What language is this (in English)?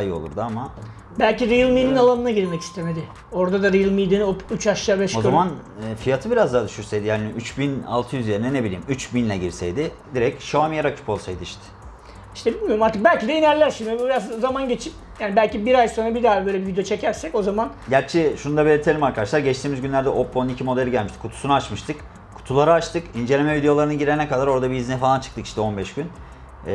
Turkish